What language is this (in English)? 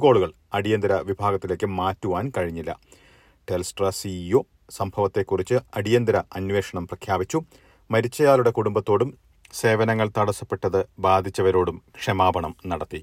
Malayalam